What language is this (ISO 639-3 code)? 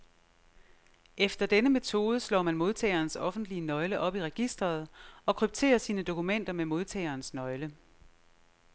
dan